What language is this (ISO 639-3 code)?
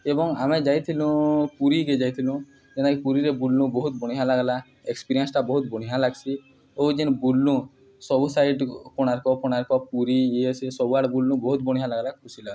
ori